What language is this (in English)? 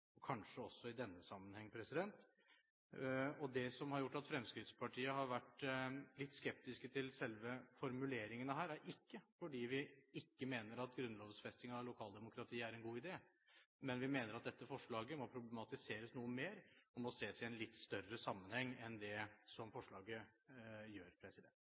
Norwegian Bokmål